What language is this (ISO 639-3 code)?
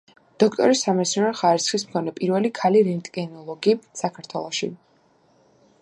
kat